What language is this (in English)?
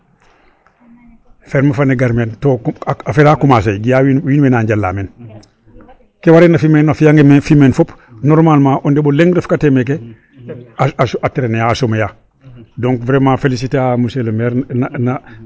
Serer